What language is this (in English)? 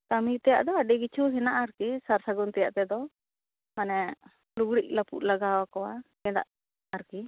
Santali